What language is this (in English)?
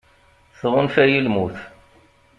Kabyle